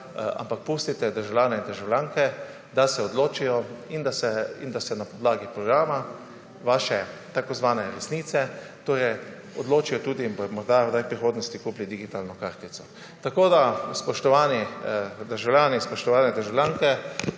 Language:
Slovenian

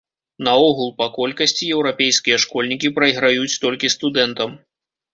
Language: Belarusian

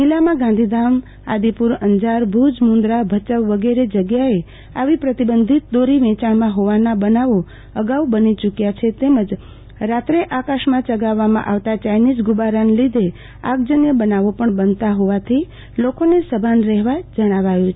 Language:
Gujarati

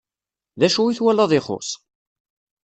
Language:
Kabyle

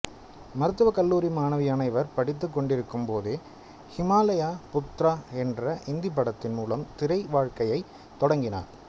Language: Tamil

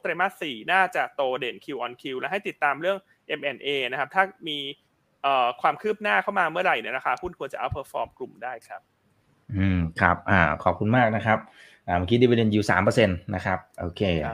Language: Thai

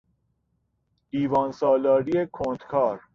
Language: Persian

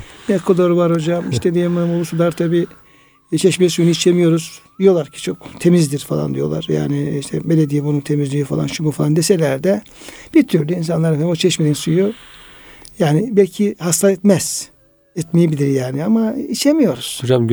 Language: Turkish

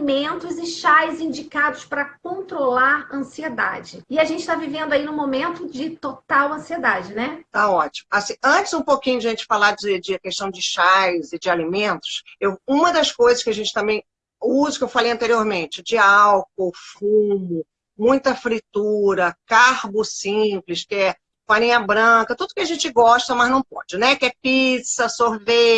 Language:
Portuguese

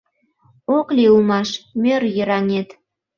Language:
Mari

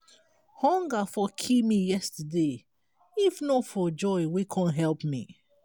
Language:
Nigerian Pidgin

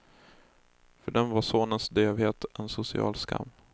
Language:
Swedish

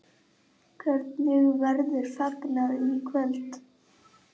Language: Icelandic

